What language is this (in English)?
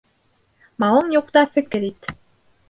Bashkir